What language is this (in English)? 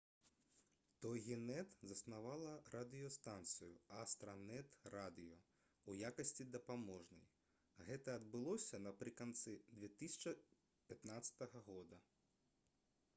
Belarusian